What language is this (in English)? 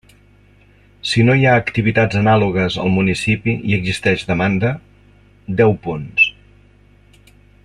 Catalan